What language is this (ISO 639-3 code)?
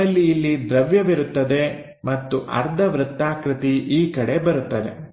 kan